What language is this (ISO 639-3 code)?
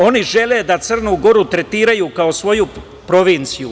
srp